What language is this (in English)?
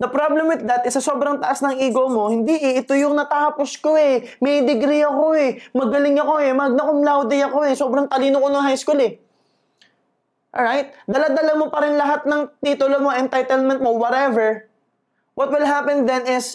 Filipino